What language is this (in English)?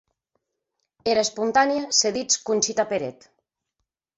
Occitan